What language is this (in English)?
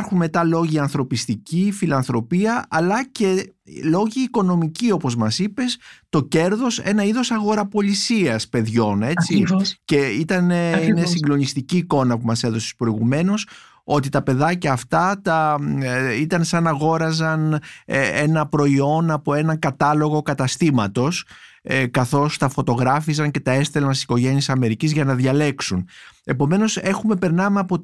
Greek